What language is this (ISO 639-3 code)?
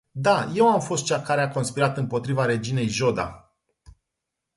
ron